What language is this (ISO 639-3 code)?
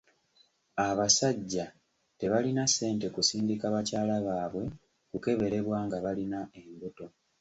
lug